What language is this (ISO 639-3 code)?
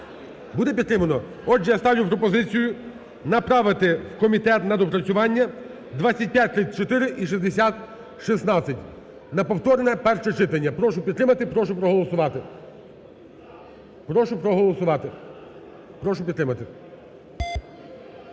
ukr